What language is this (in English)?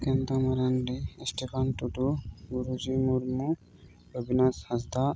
Santali